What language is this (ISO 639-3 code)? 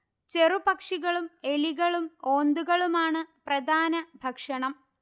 mal